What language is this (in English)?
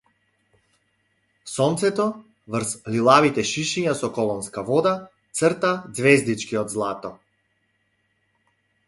Macedonian